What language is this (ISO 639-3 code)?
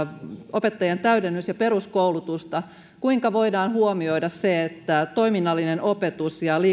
fin